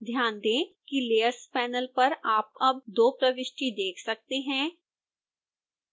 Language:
Hindi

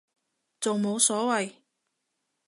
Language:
Cantonese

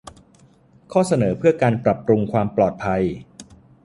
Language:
Thai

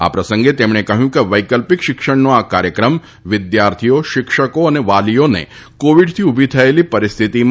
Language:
Gujarati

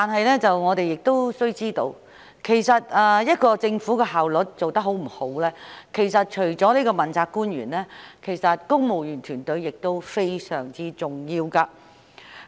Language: Cantonese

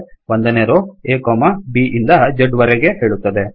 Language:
Kannada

